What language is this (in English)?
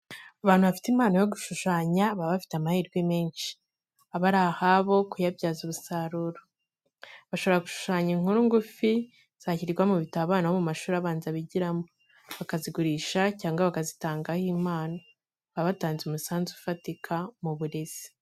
Kinyarwanda